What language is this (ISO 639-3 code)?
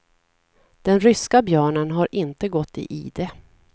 swe